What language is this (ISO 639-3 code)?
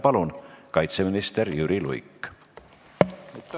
est